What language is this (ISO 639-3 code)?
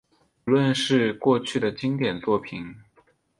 zho